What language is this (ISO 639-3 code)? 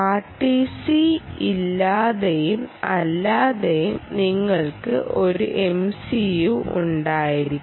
mal